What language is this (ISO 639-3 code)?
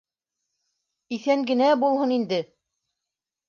bak